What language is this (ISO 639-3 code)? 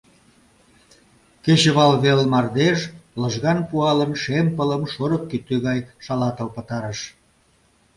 chm